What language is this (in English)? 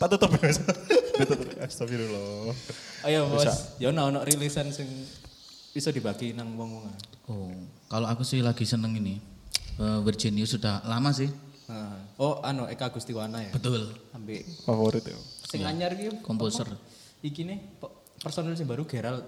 Indonesian